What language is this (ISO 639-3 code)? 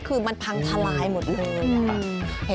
tha